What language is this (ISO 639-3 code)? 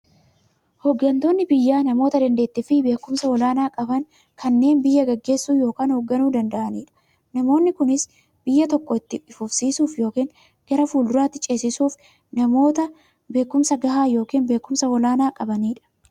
orm